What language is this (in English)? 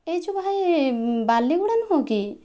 Odia